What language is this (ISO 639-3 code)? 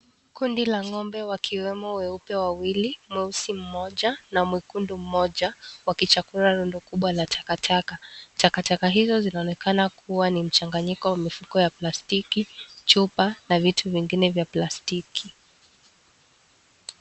swa